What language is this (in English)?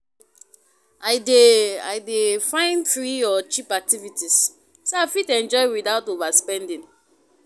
Nigerian Pidgin